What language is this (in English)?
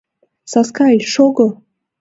Mari